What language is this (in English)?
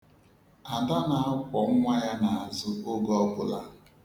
Igbo